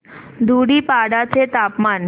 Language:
Marathi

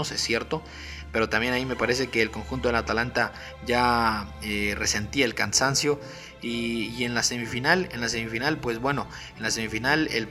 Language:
Spanish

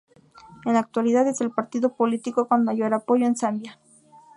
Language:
Spanish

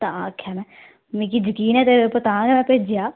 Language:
Dogri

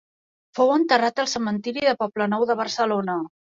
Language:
Catalan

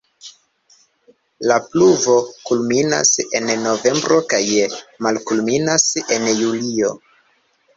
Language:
Esperanto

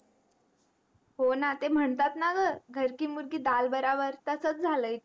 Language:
Marathi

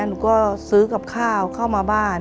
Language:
Thai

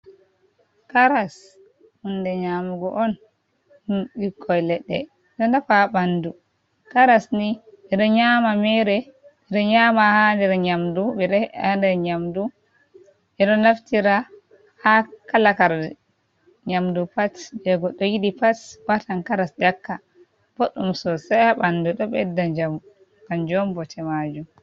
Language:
Fula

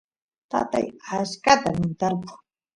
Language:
Santiago del Estero Quichua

